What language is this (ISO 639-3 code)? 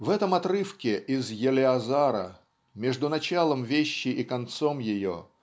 rus